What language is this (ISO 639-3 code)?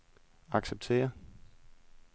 dan